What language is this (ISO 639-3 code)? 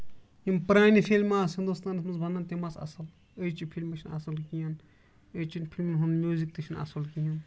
kas